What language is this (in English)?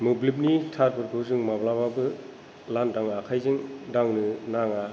Bodo